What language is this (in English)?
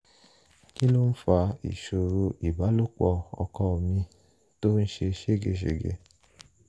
Yoruba